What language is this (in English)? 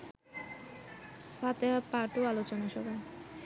Bangla